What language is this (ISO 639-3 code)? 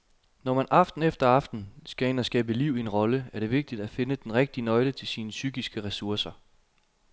dan